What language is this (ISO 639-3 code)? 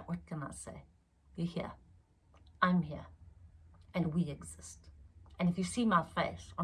eng